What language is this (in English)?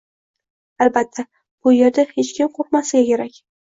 Uzbek